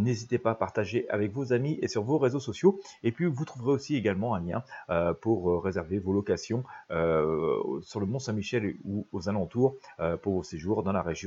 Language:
French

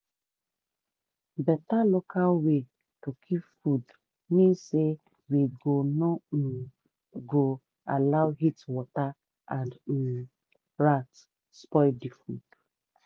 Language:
Nigerian Pidgin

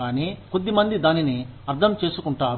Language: Telugu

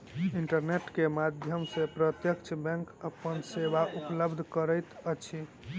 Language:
Maithili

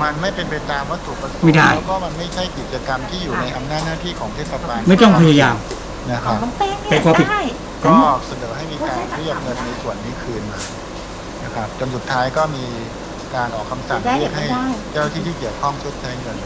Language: Thai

